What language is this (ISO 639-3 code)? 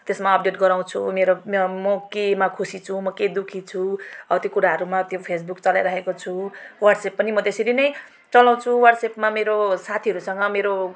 nep